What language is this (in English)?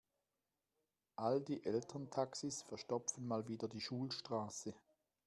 German